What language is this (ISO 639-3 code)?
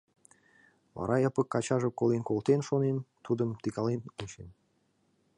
chm